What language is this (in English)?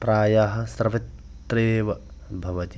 Sanskrit